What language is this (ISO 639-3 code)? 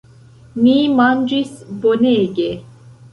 epo